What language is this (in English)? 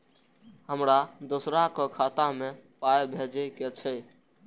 Maithili